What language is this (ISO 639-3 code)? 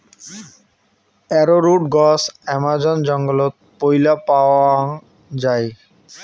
ben